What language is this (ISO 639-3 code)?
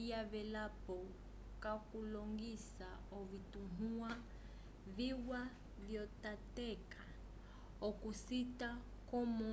umb